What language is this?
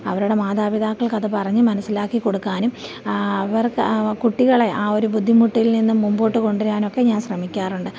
Malayalam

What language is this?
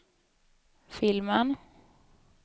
Swedish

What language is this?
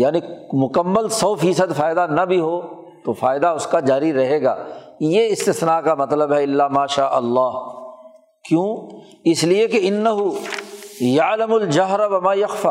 Urdu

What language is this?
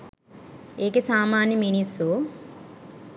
Sinhala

